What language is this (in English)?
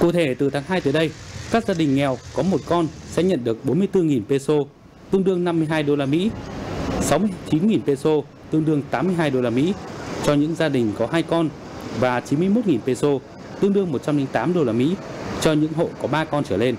Vietnamese